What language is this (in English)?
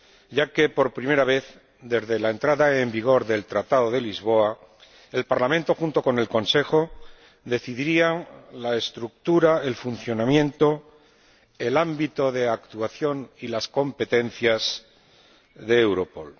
Spanish